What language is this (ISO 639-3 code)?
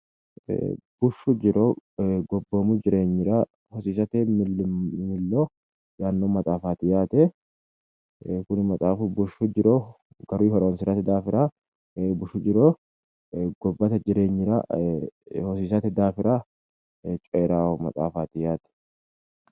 sid